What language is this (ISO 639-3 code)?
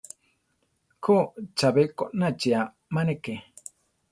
tar